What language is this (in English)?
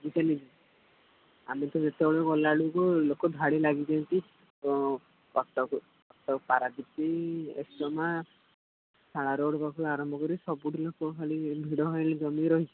Odia